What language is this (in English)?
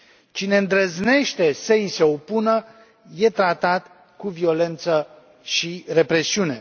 Romanian